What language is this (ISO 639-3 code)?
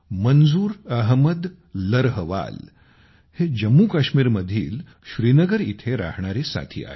mar